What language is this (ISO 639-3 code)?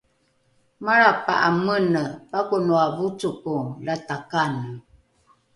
dru